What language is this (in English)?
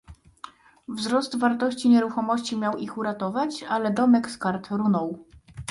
Polish